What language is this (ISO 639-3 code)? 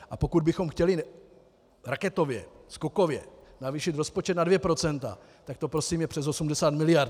ces